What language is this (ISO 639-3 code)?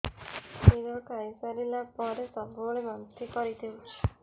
ori